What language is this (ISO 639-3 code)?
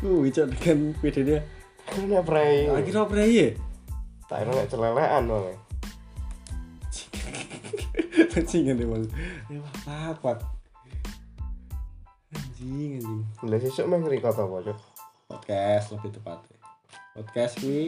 ind